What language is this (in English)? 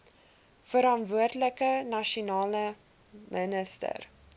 Afrikaans